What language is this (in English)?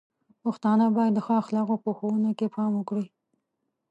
Pashto